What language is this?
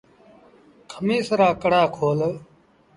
Sindhi Bhil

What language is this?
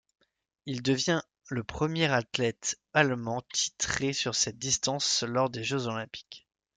French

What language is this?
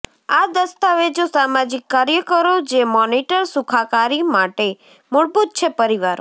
Gujarati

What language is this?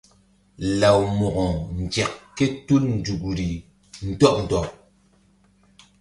Mbum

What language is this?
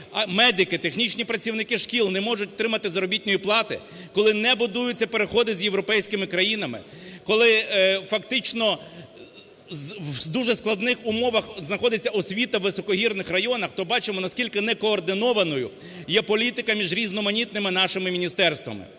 Ukrainian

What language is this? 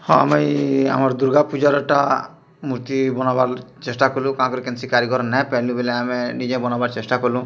Odia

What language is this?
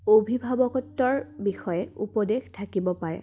Assamese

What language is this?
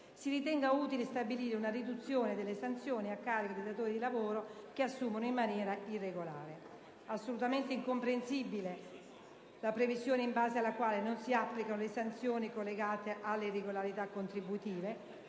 Italian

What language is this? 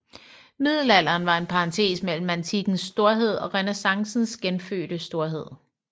Danish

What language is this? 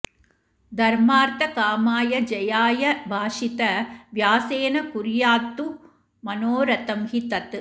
Sanskrit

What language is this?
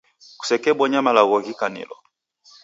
Taita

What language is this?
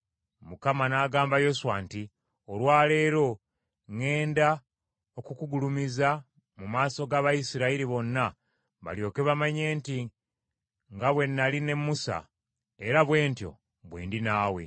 Ganda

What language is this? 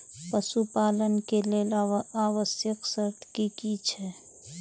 Maithili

